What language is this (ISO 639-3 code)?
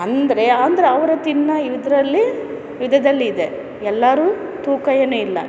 kan